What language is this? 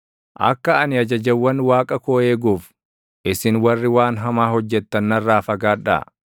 Oromo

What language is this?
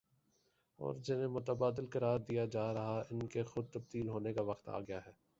Urdu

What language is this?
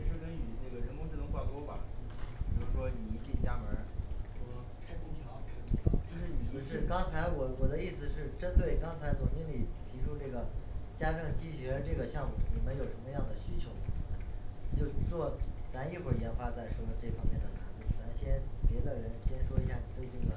Chinese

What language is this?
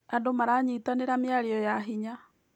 Kikuyu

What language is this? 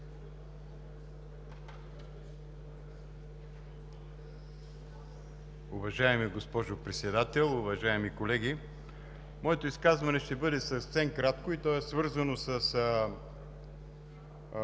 Bulgarian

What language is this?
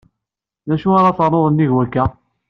Kabyle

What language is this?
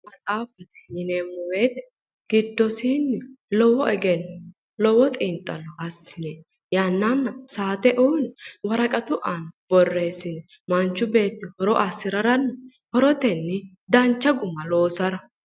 Sidamo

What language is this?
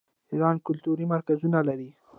Pashto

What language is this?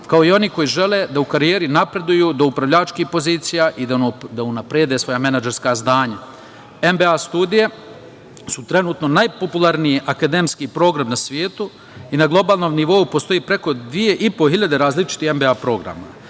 Serbian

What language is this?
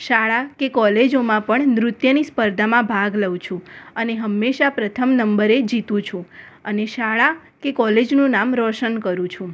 Gujarati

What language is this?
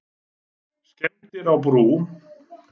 Icelandic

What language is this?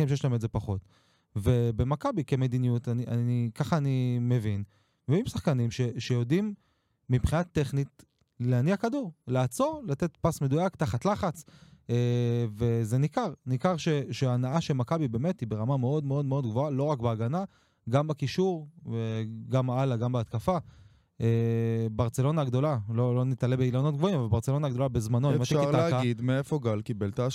Hebrew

